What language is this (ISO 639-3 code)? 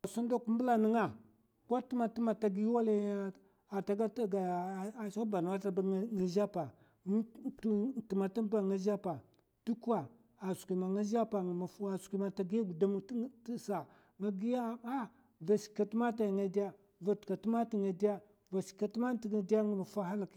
maf